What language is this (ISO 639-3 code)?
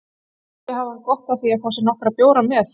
isl